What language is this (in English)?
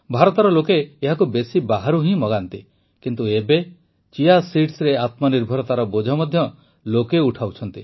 Odia